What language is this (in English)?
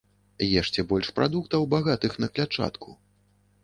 Belarusian